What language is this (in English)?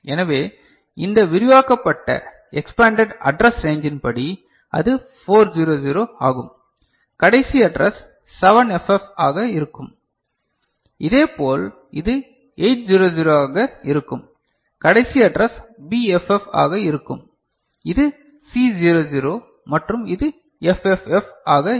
Tamil